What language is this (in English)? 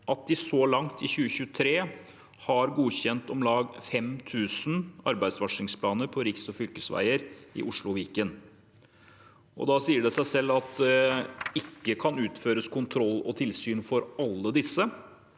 Norwegian